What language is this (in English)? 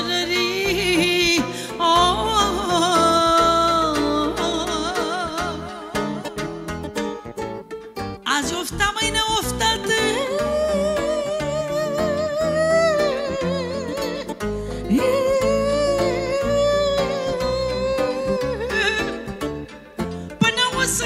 Romanian